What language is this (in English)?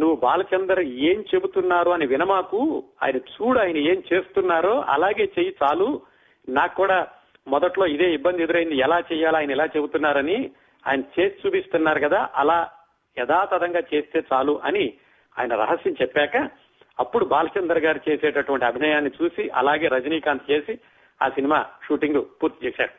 Telugu